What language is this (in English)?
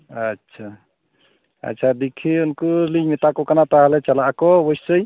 Santali